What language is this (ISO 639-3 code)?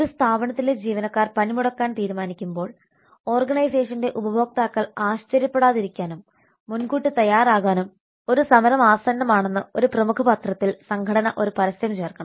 mal